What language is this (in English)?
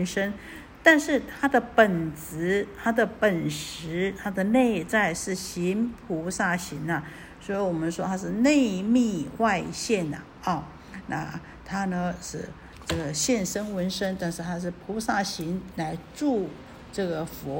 Chinese